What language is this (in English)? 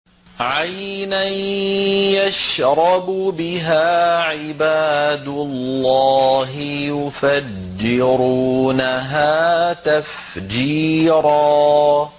Arabic